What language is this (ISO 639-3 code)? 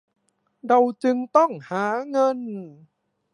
tha